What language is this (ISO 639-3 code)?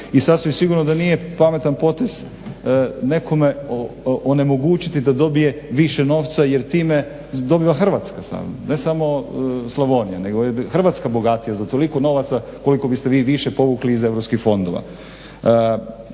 hrv